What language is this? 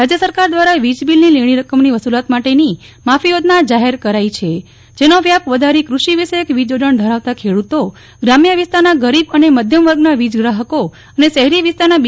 Gujarati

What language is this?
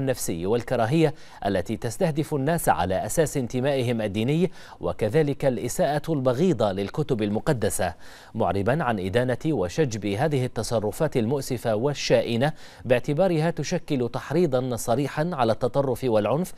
Arabic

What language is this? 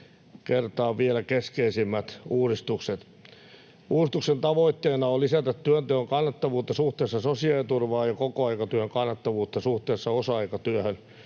Finnish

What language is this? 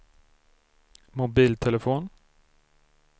Swedish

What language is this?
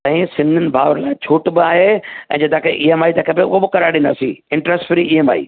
Sindhi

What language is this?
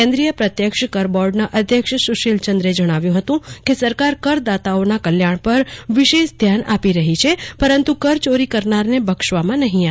Gujarati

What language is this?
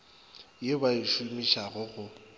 Northern Sotho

